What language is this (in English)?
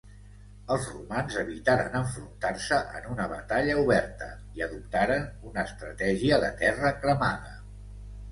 Catalan